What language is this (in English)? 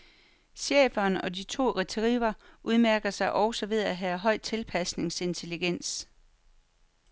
Danish